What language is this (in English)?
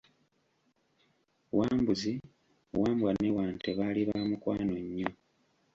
Ganda